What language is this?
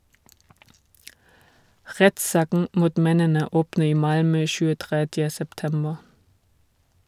Norwegian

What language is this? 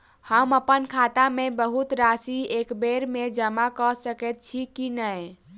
Maithili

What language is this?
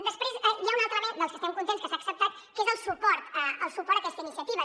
Catalan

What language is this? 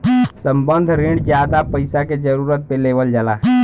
Bhojpuri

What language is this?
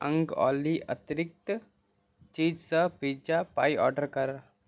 Marathi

